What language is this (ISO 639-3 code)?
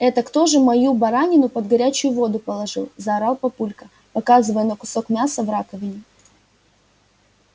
rus